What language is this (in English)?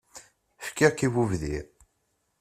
Kabyle